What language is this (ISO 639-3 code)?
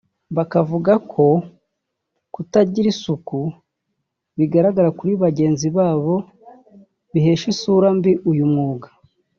kin